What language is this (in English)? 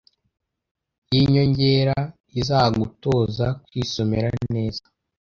Kinyarwanda